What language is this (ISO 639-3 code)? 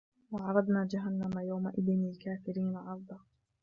ara